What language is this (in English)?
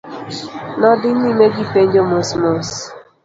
Luo (Kenya and Tanzania)